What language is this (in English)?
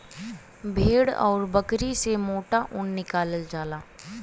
Bhojpuri